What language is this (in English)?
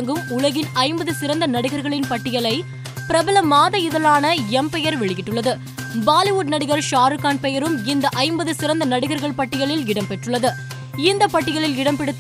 Tamil